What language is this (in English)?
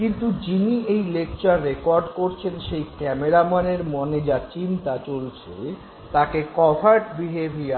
Bangla